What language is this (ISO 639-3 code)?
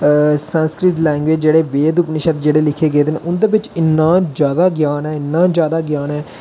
doi